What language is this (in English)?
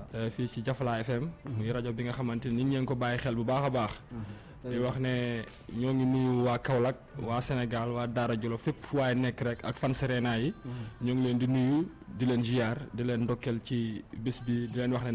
Indonesian